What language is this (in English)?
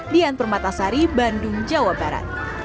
Indonesian